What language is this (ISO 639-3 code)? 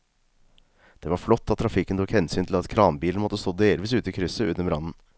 nor